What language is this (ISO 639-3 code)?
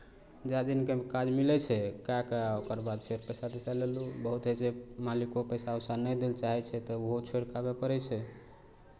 mai